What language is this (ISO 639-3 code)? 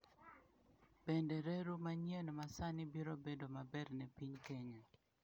luo